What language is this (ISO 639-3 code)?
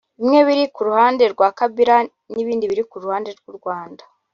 kin